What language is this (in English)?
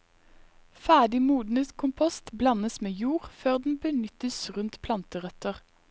Norwegian